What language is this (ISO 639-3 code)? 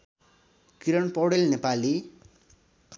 nep